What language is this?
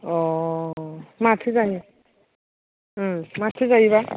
Bodo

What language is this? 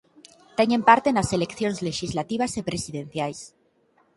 Galician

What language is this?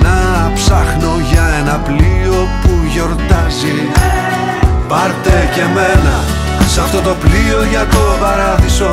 Greek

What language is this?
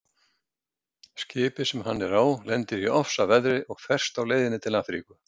Icelandic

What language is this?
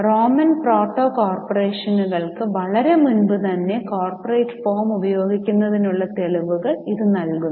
Malayalam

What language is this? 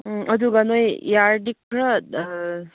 Manipuri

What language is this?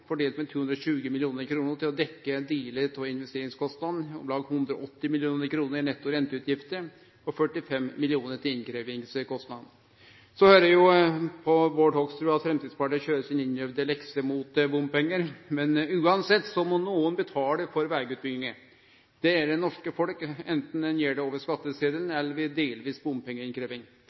Norwegian Nynorsk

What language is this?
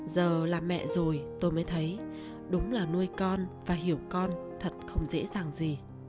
Vietnamese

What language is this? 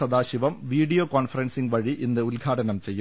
Malayalam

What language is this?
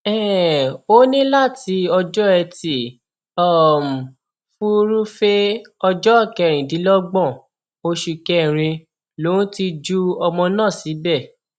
Yoruba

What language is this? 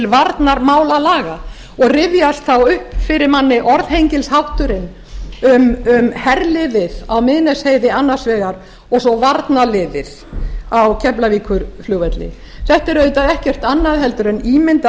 Icelandic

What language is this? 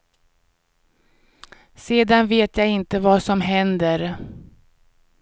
Swedish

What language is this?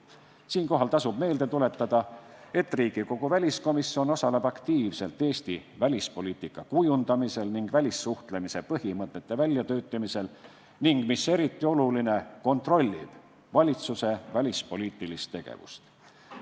Estonian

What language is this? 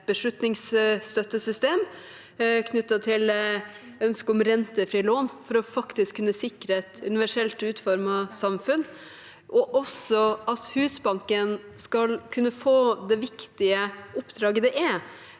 Norwegian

